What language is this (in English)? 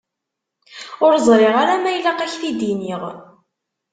Kabyle